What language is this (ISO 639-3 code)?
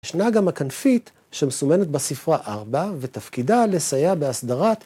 heb